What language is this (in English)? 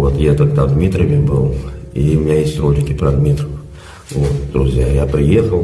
Russian